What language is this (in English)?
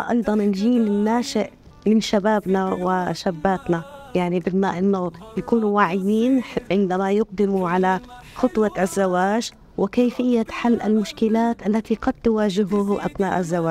Arabic